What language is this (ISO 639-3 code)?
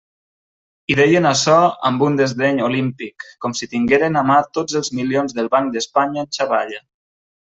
cat